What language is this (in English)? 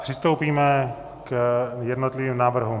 Czech